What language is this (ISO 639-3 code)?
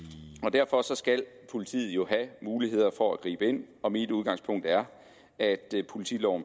dan